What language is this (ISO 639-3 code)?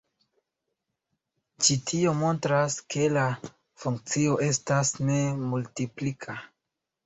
epo